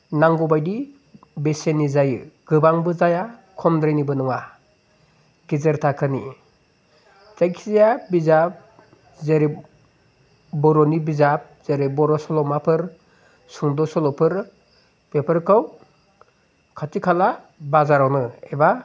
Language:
Bodo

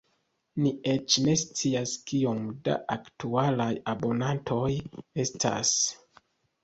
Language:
Esperanto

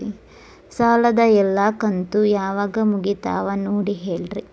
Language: Kannada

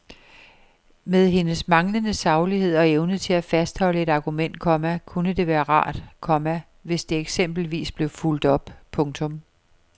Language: Danish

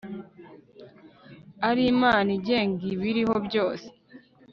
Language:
Kinyarwanda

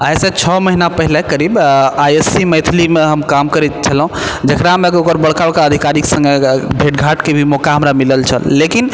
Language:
Maithili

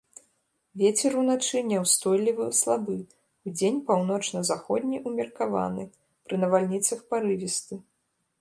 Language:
Belarusian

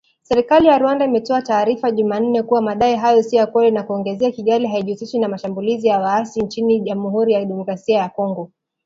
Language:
Swahili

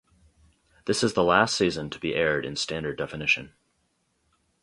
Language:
English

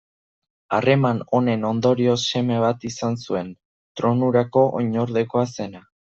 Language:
Basque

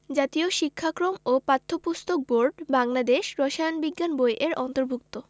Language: Bangla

